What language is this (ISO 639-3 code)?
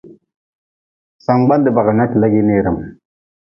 nmz